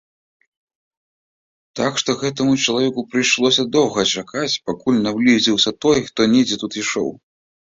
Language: Belarusian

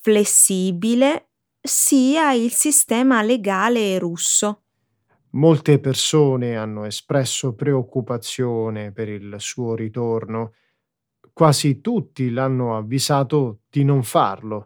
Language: Italian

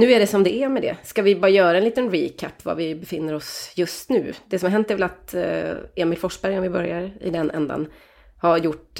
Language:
Swedish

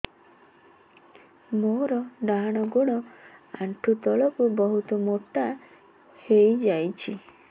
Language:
Odia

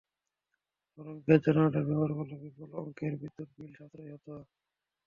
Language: Bangla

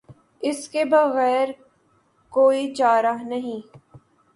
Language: Urdu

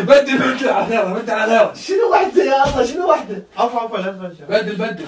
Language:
Arabic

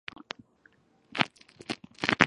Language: English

